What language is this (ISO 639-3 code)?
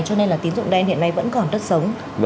vie